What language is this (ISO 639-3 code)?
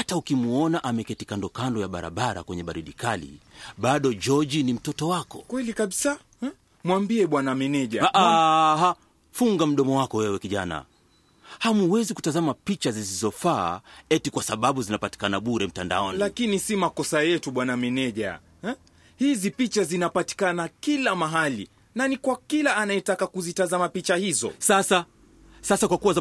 swa